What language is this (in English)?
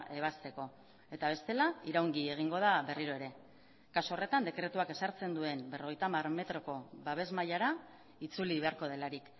Basque